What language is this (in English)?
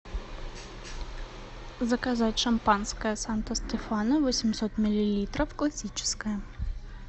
Russian